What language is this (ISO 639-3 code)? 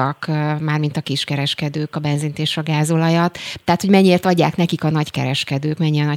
hun